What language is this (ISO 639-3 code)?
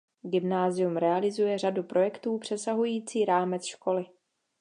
ces